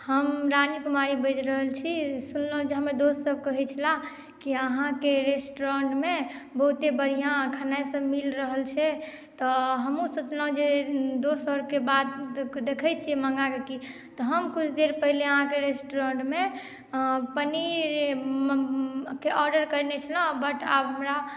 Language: Maithili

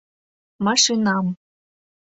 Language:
Mari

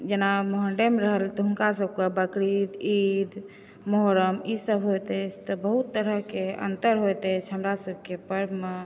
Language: Maithili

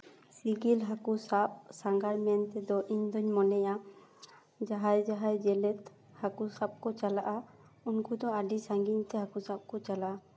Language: Santali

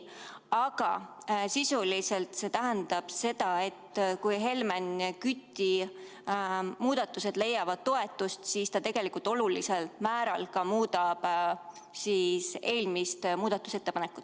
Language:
Estonian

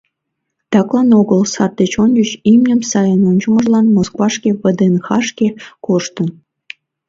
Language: Mari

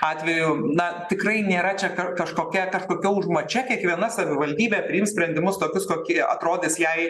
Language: Lithuanian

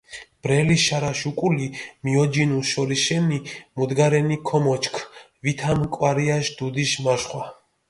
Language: Mingrelian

